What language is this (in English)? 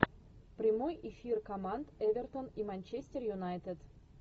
Russian